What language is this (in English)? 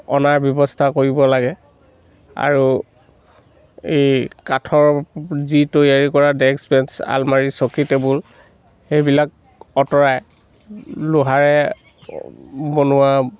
Assamese